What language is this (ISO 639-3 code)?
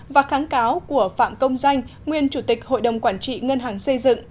vie